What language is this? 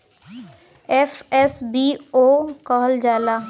Bhojpuri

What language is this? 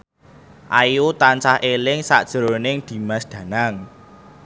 Javanese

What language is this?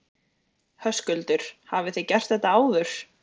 Icelandic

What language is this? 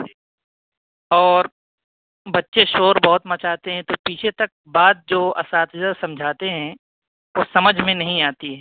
Urdu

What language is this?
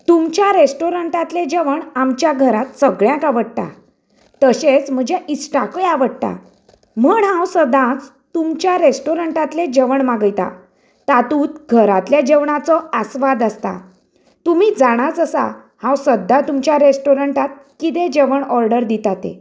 Konkani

